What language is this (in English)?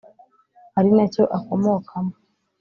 Kinyarwanda